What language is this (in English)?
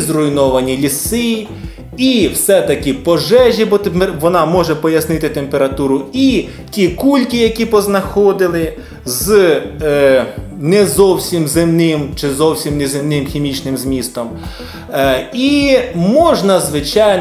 Ukrainian